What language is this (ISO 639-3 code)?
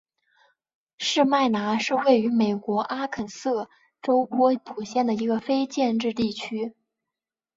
zho